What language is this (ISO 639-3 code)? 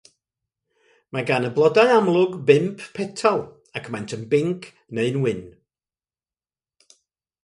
cym